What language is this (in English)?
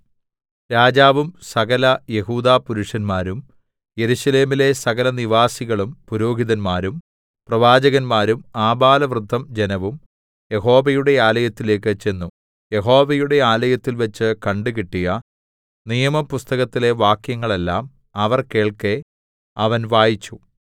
Malayalam